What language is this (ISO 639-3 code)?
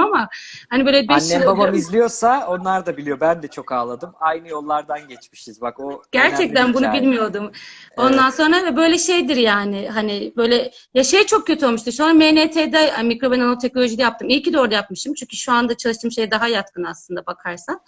tur